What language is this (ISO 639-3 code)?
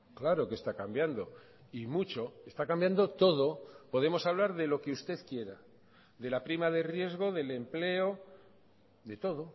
spa